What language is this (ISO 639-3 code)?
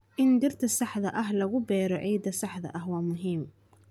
som